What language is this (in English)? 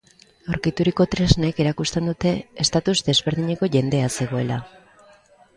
Basque